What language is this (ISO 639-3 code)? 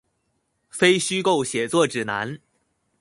zho